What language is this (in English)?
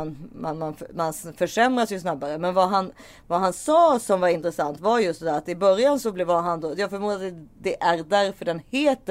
Swedish